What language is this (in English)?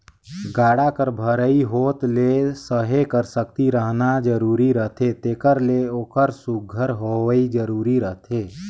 Chhattisgarhi